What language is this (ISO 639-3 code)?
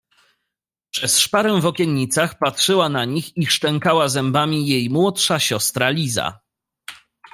pol